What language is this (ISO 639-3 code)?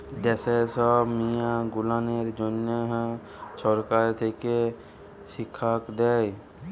ben